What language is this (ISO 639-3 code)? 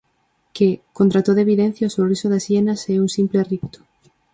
glg